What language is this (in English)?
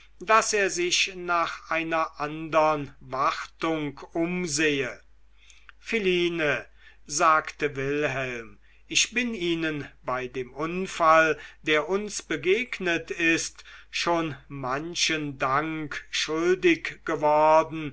German